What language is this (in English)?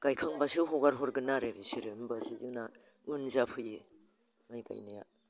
Bodo